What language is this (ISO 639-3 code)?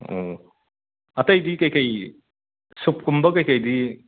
mni